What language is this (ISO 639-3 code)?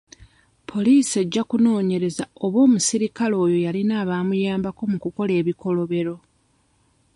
lug